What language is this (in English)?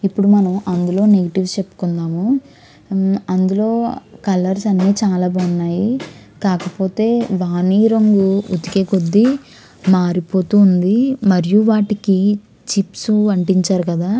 Telugu